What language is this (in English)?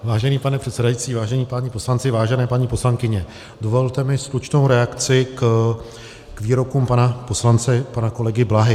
Czech